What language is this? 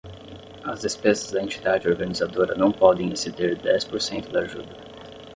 Portuguese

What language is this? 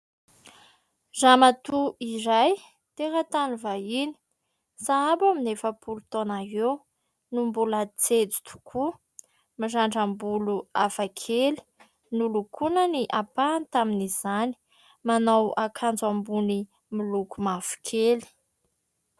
Malagasy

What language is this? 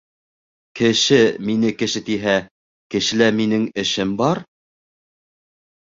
Bashkir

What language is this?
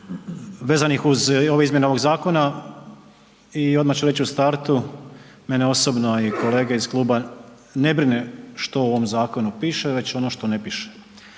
Croatian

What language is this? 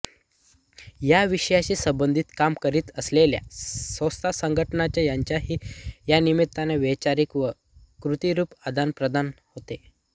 Marathi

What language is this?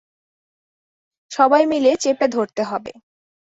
Bangla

